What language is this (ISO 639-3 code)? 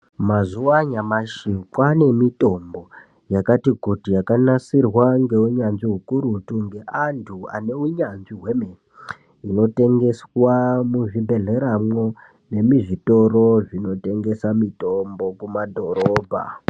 ndc